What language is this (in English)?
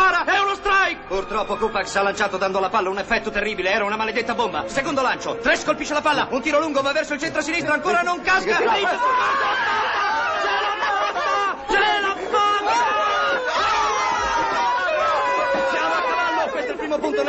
Italian